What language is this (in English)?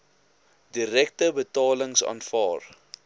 Afrikaans